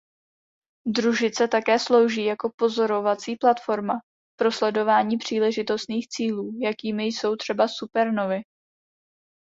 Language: Czech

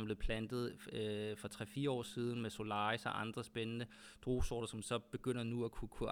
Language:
Danish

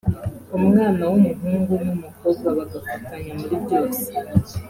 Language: Kinyarwanda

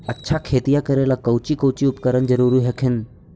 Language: Magahi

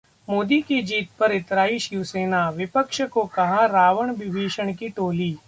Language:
Hindi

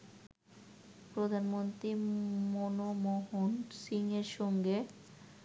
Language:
Bangla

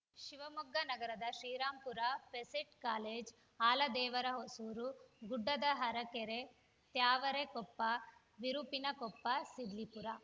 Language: Kannada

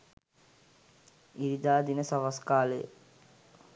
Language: Sinhala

